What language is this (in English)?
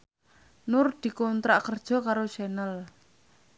Javanese